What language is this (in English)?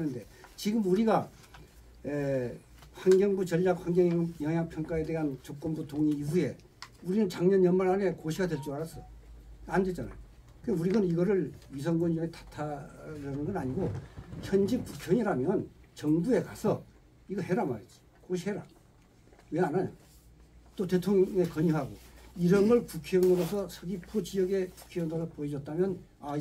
Korean